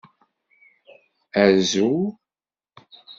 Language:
Kabyle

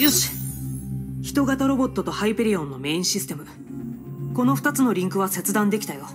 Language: Japanese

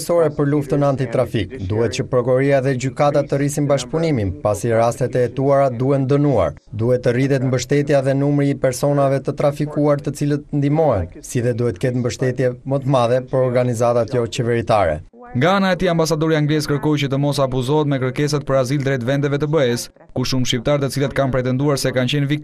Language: Romanian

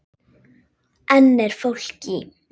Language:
Icelandic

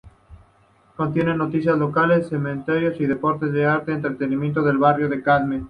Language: Spanish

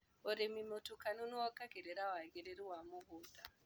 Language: Kikuyu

